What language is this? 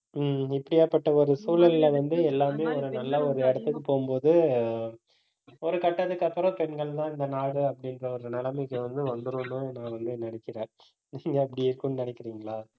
Tamil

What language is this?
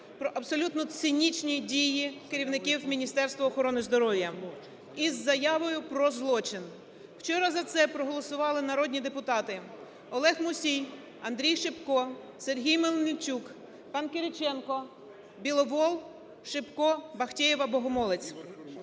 Ukrainian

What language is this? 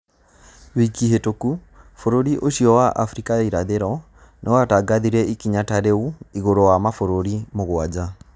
Kikuyu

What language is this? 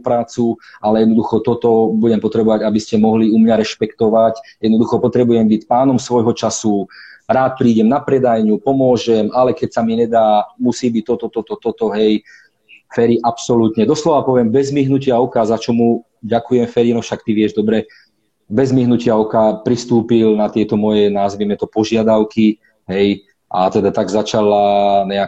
Slovak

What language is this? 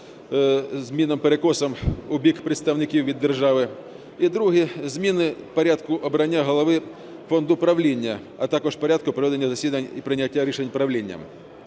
Ukrainian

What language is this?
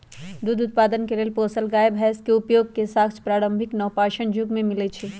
Magahi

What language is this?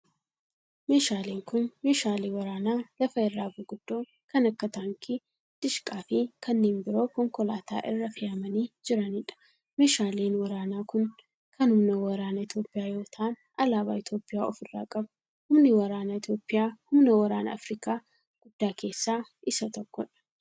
Oromo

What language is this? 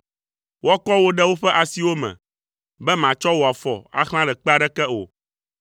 Ewe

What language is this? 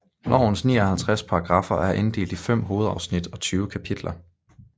Danish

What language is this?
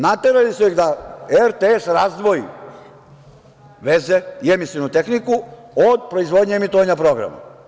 Serbian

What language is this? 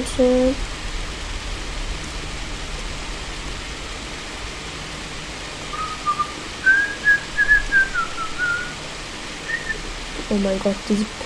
German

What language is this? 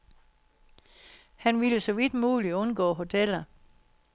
Danish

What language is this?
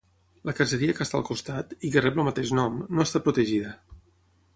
Catalan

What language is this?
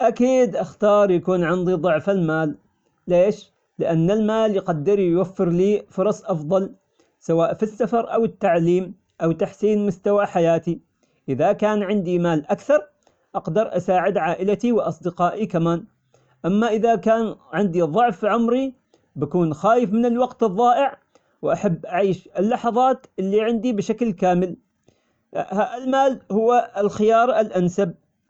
Omani Arabic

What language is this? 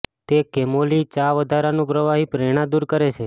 Gujarati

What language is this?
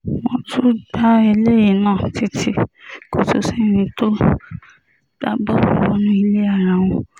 Yoruba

